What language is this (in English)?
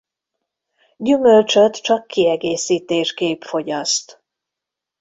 Hungarian